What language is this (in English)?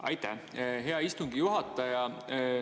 Estonian